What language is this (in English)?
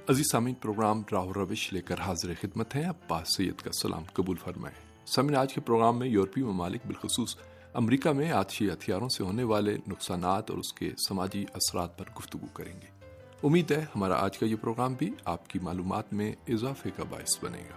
Urdu